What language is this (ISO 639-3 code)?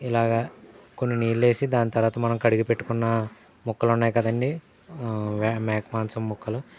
tel